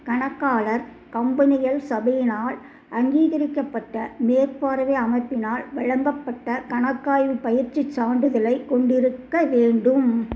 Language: Tamil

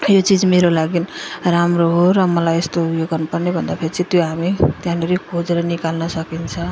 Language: Nepali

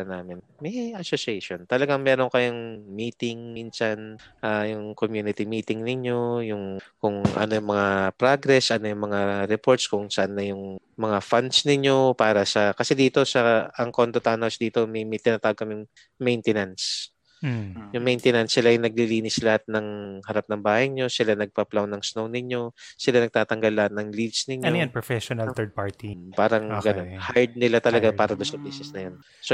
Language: Filipino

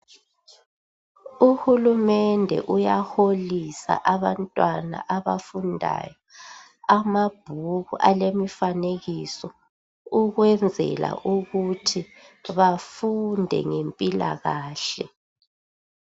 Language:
North Ndebele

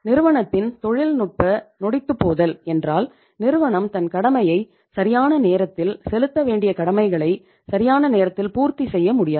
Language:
Tamil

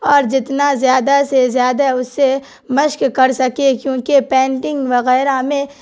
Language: Urdu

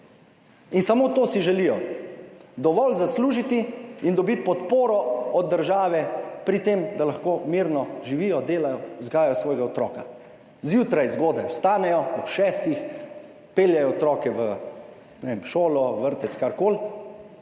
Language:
Slovenian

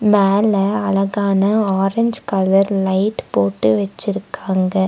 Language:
Tamil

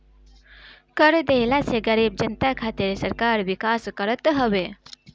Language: Bhojpuri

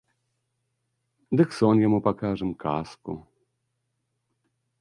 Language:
Belarusian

